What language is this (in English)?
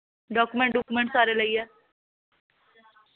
Dogri